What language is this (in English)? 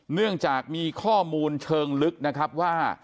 Thai